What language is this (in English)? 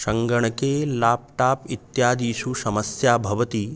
Sanskrit